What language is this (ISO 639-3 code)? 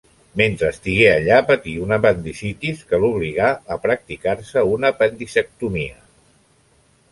cat